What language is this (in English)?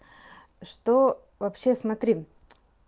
Russian